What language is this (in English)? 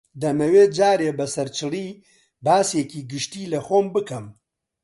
Central Kurdish